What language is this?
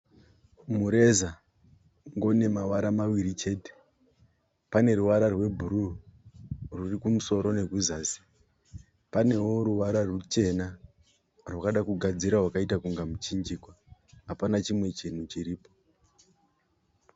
Shona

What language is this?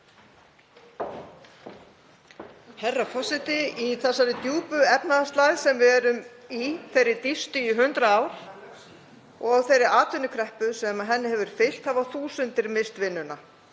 Icelandic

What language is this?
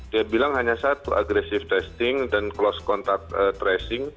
Indonesian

